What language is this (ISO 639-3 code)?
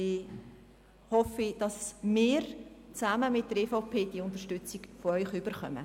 gsw